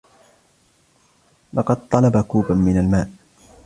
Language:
Arabic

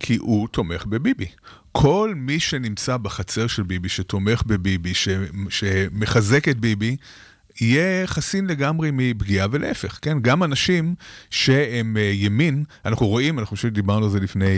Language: Hebrew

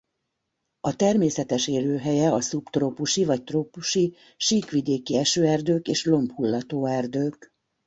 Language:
Hungarian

